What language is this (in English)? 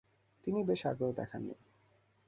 Bangla